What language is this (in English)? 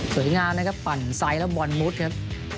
Thai